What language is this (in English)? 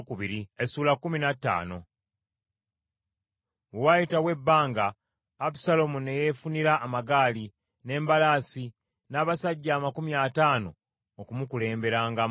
Ganda